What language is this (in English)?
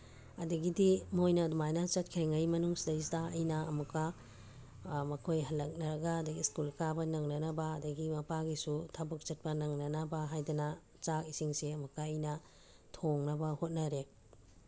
Manipuri